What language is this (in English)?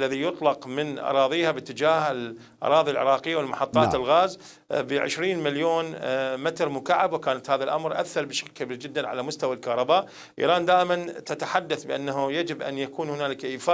Arabic